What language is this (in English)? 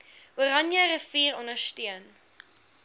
Afrikaans